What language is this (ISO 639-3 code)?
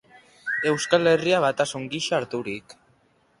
eus